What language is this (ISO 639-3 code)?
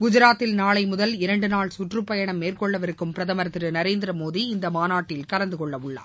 tam